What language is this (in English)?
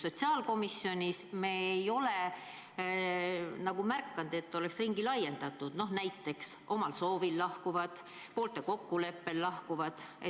Estonian